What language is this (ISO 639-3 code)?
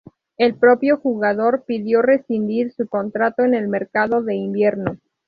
spa